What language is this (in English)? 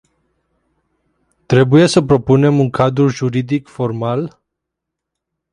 Romanian